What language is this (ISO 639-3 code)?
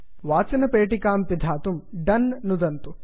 san